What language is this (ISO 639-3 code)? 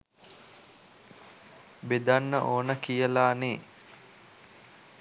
sin